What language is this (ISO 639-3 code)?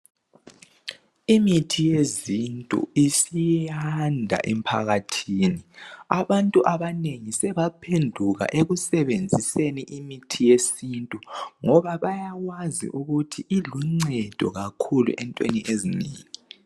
nde